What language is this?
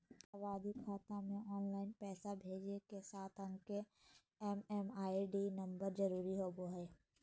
Magahi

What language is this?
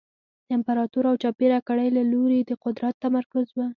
Pashto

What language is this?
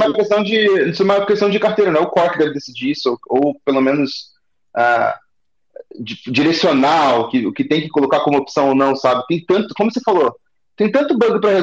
Portuguese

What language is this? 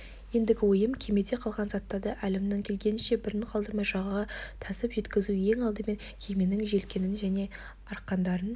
Kazakh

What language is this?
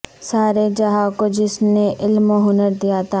Urdu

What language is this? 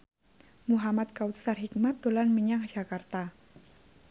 Javanese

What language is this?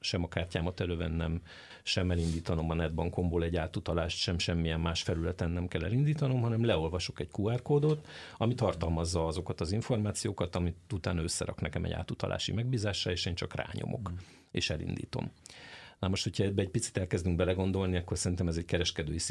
Hungarian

